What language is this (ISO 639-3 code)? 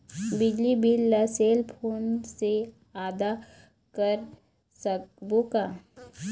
hne